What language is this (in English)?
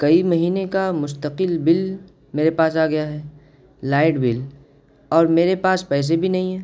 Urdu